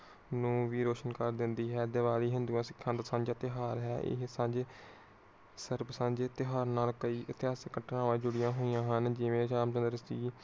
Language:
Punjabi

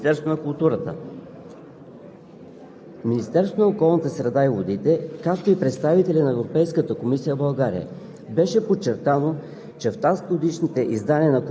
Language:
Bulgarian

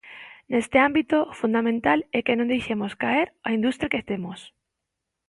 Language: Galician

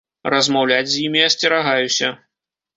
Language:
Belarusian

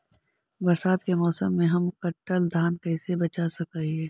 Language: Magahi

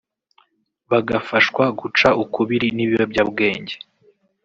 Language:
Kinyarwanda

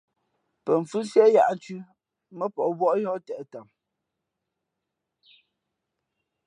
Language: Fe'fe'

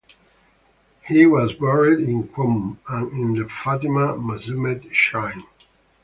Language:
English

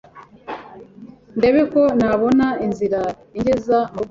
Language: Kinyarwanda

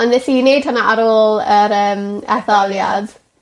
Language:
Welsh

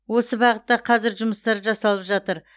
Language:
Kazakh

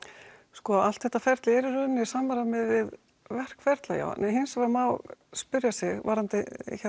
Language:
Icelandic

